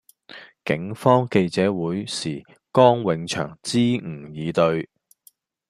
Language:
Cantonese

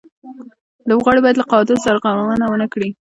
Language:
Pashto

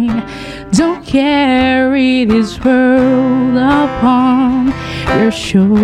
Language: Indonesian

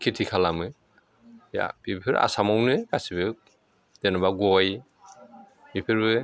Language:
Bodo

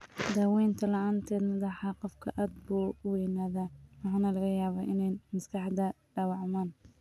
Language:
Somali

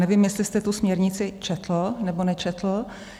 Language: Czech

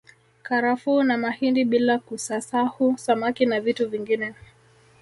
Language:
Swahili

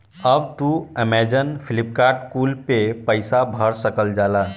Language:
Bhojpuri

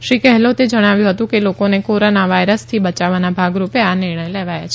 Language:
Gujarati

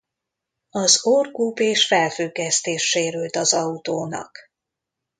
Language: Hungarian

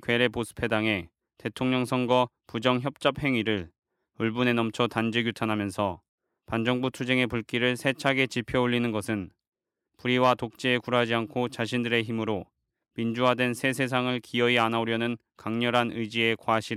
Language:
Korean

